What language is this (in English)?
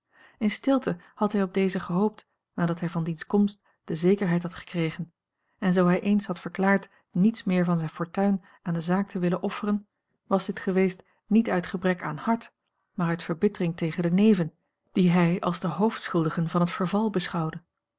Dutch